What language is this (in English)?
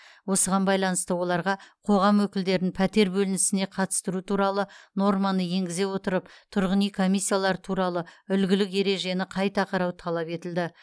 Kazakh